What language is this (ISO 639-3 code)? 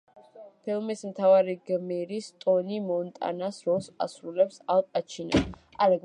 kat